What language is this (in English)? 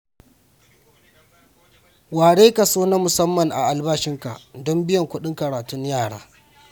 Hausa